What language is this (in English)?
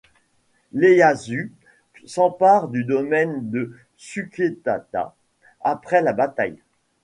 French